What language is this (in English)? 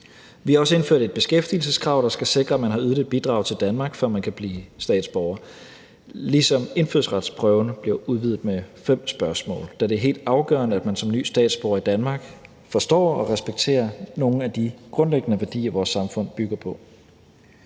Danish